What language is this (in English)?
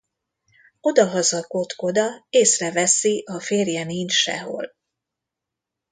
Hungarian